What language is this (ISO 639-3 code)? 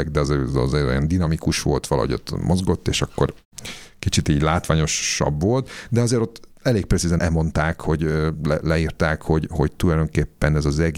hun